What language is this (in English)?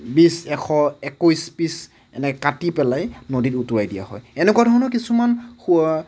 Assamese